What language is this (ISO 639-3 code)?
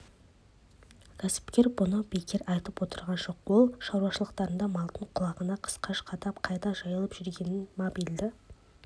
kaz